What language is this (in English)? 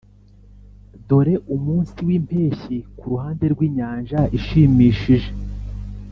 Kinyarwanda